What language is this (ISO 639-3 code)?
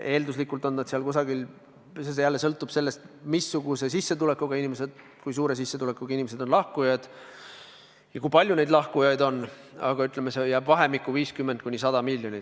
est